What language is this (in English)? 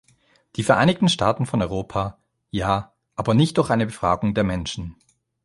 German